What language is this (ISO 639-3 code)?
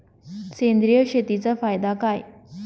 mar